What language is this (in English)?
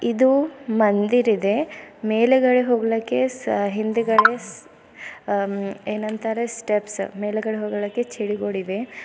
Kannada